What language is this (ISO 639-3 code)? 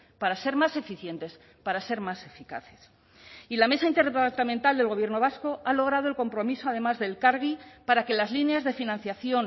spa